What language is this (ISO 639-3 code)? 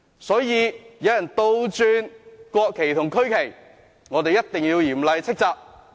yue